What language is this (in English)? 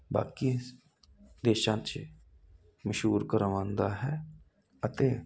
Punjabi